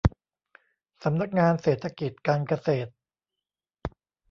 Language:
Thai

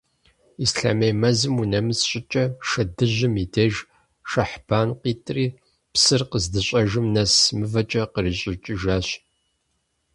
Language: Kabardian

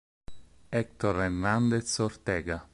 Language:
Italian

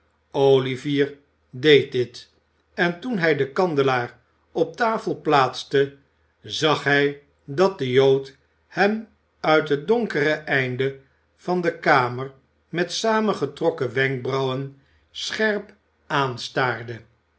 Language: Dutch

